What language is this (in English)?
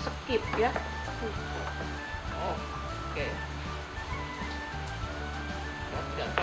Indonesian